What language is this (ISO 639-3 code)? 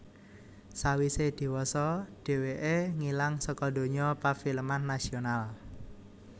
jav